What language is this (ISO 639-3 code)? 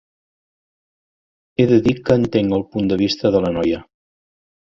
cat